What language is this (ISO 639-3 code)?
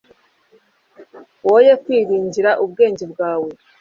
kin